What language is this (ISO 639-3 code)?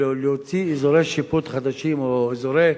heb